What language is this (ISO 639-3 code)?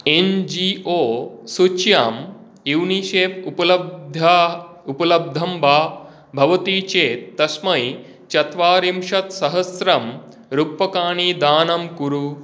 san